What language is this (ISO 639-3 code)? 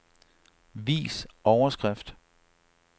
dan